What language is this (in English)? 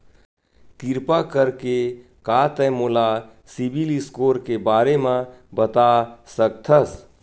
Chhattisgarhi